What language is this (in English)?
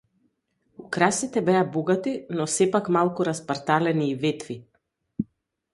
Macedonian